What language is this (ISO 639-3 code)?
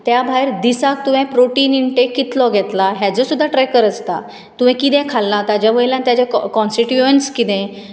kok